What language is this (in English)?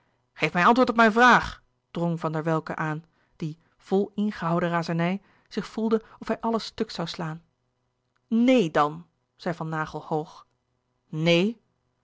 Dutch